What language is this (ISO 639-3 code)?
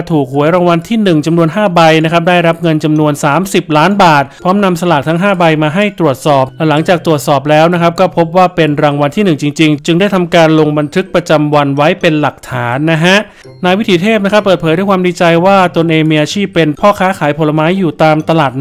tha